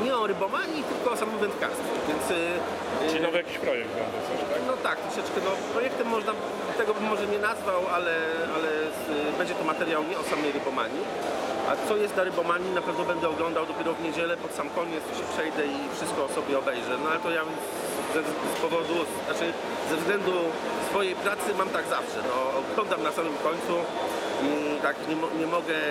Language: Polish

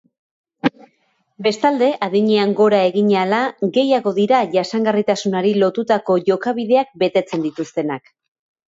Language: Basque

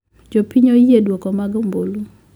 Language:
Luo (Kenya and Tanzania)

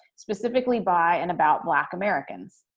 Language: English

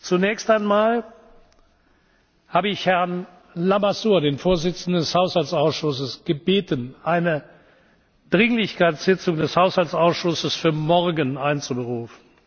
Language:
German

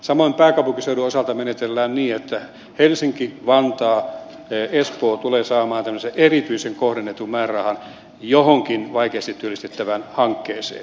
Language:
Finnish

